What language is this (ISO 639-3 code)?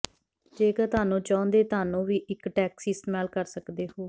pan